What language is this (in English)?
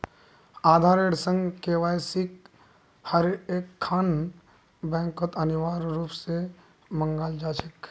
Magahi